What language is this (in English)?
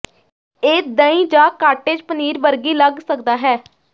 Punjabi